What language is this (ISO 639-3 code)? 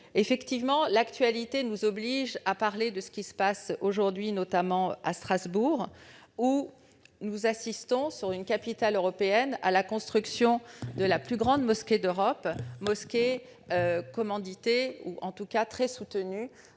fra